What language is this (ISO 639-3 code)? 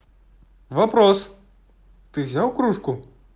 rus